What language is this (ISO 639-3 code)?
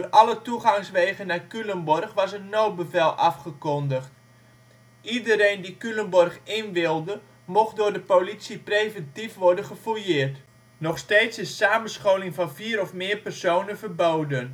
nld